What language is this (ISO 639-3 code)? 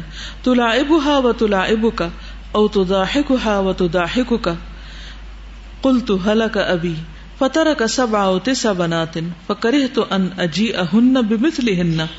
urd